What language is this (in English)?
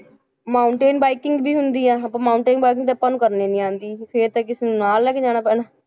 Punjabi